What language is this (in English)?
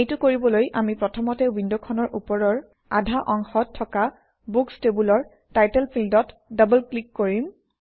Assamese